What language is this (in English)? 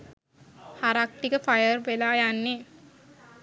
Sinhala